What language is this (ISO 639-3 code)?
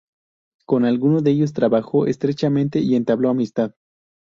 spa